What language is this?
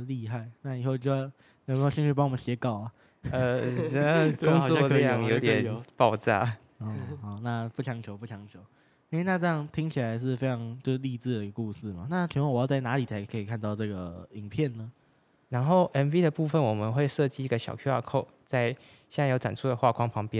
Chinese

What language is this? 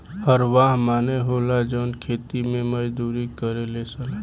Bhojpuri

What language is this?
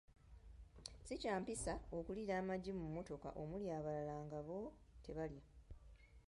Ganda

